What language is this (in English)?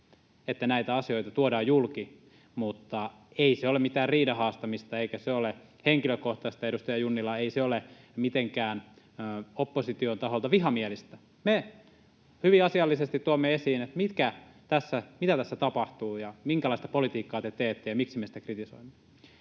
Finnish